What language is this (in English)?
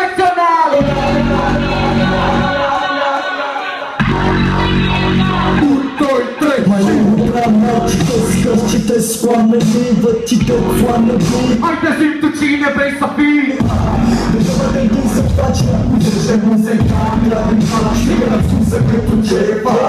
Greek